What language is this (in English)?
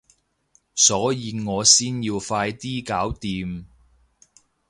Cantonese